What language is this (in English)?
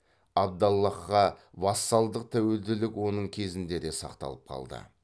Kazakh